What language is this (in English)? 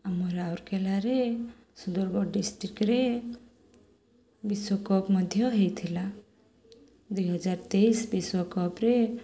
Odia